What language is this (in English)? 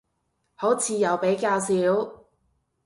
Cantonese